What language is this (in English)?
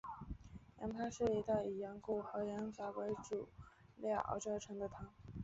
Chinese